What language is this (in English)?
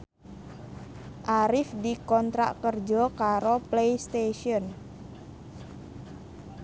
Javanese